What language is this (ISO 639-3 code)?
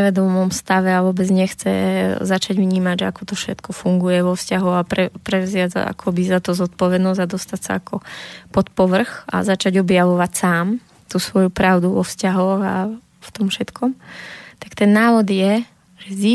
slk